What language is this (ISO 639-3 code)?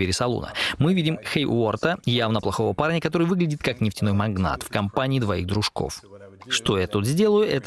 rus